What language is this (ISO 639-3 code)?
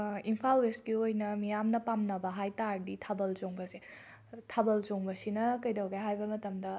mni